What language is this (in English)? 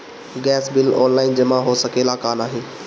Bhojpuri